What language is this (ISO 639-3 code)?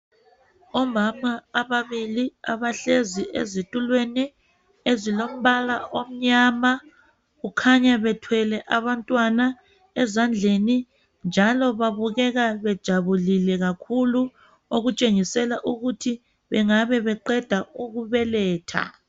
nde